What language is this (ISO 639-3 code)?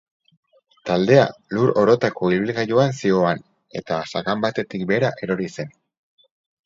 eus